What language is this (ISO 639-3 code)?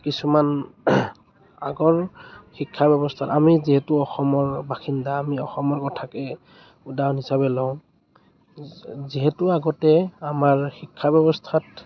asm